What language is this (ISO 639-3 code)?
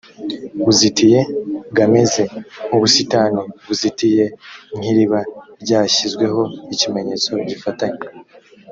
kin